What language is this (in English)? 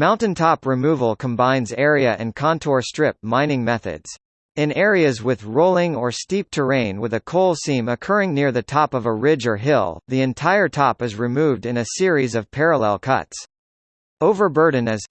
English